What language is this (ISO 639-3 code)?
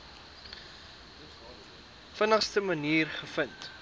afr